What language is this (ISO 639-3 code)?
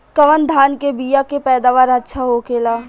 bho